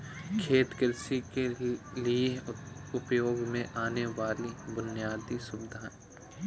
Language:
Hindi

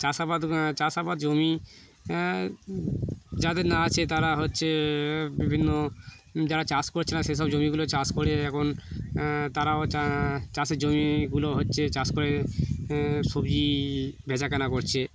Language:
Bangla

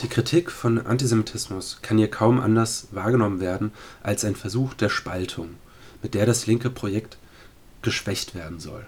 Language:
German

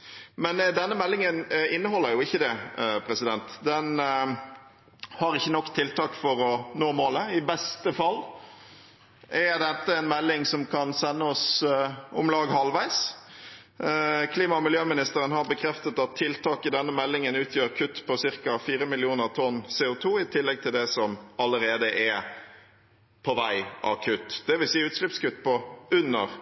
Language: Norwegian Bokmål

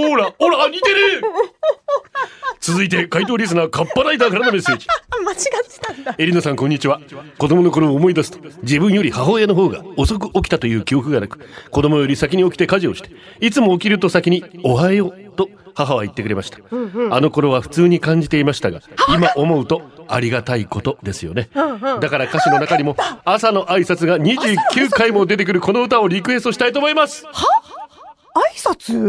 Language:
Japanese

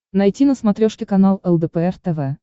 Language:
Russian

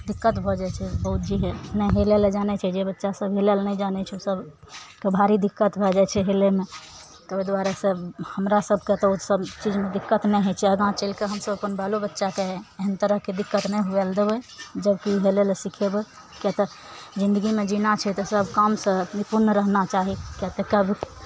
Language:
Maithili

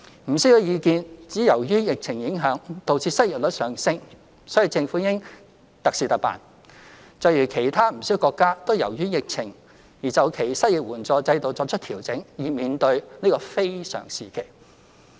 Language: Cantonese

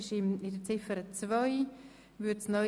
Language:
Swiss German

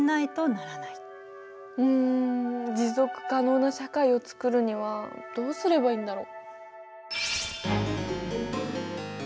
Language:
Japanese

